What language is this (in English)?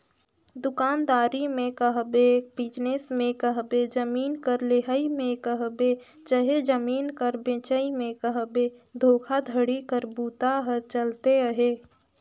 Chhattisgarhi